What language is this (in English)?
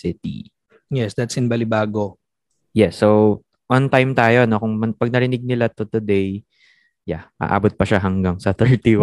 Filipino